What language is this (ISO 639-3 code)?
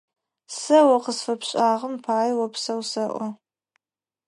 ady